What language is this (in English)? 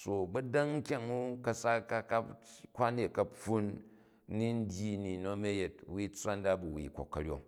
Jju